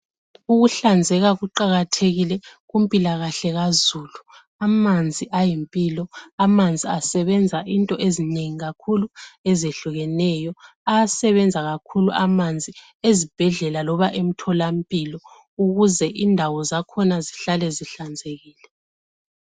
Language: North Ndebele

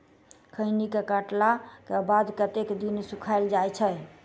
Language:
Maithili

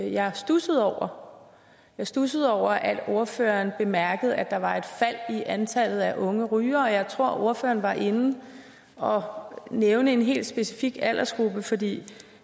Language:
Danish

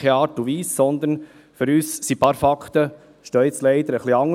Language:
Swiss German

